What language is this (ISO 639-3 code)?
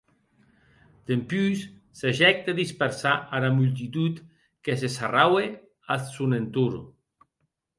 oci